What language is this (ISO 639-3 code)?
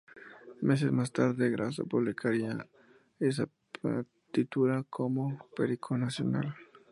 spa